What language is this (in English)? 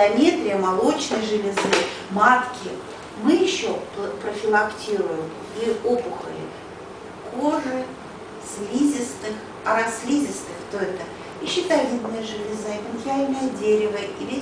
Russian